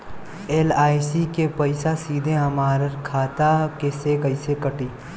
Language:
Bhojpuri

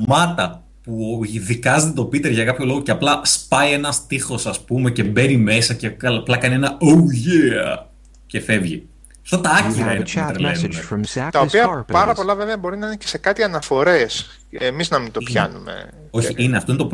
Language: Greek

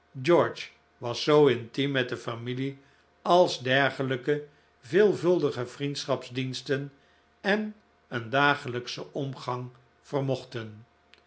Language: Dutch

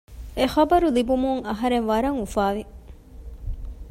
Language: Divehi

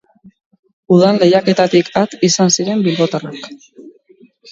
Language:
Basque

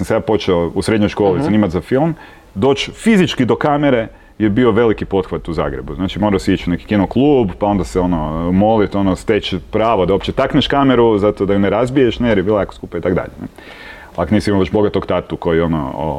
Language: Croatian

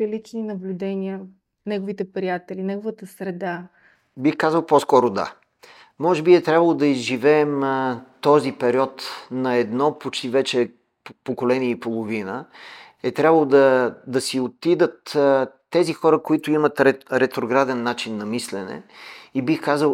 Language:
Bulgarian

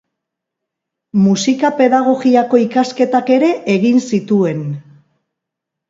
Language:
Basque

